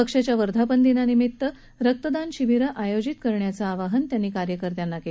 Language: Marathi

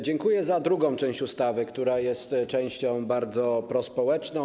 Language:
Polish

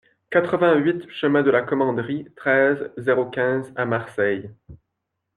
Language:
French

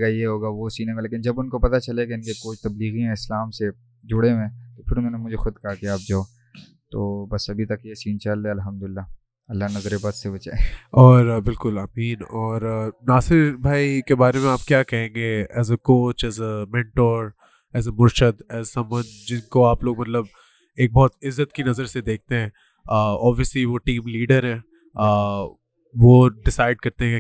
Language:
Urdu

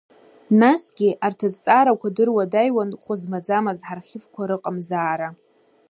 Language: Abkhazian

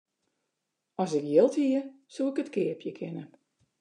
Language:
Western Frisian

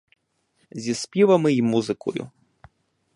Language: Ukrainian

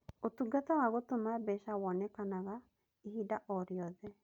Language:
Kikuyu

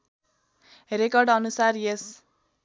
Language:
Nepali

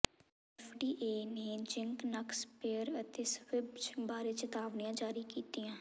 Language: Punjabi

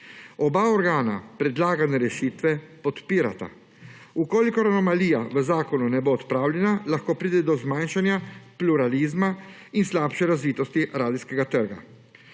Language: Slovenian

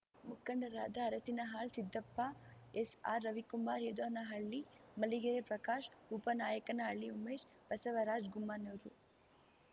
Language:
Kannada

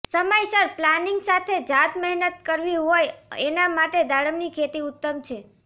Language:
Gujarati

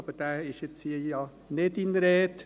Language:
Swiss German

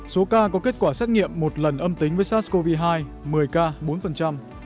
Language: Vietnamese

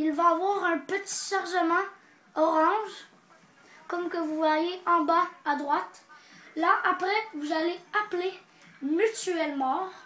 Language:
French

